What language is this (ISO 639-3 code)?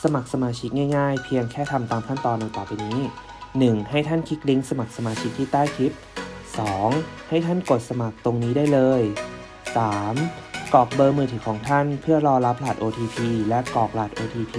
tha